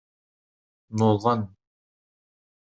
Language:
Kabyle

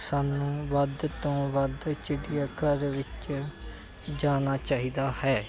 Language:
Punjabi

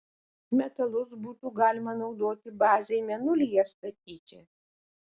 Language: Lithuanian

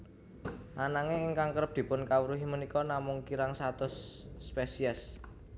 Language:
Javanese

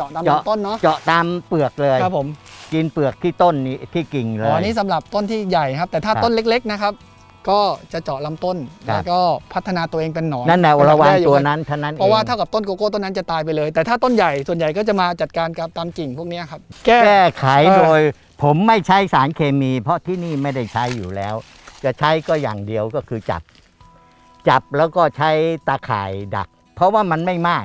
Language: Thai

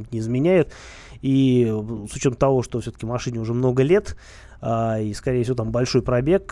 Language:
Russian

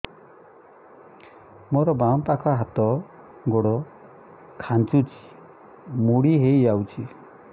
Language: Odia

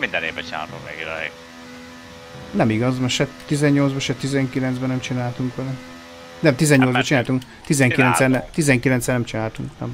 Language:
Hungarian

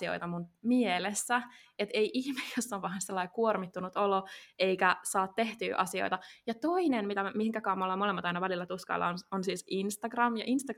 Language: Finnish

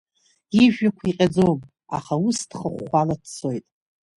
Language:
Abkhazian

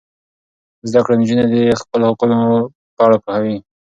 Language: Pashto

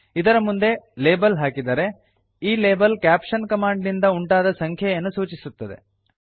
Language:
Kannada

